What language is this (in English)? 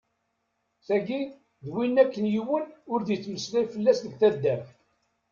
Kabyle